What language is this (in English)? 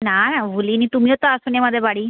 Bangla